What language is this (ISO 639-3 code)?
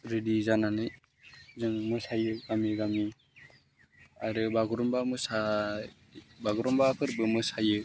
brx